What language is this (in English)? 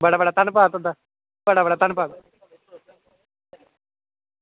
Dogri